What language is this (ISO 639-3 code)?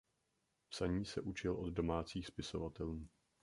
ces